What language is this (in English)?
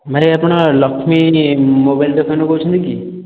Odia